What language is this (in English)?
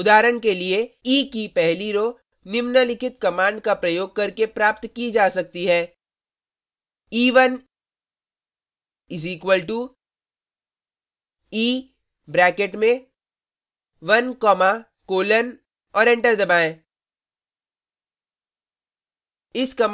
Hindi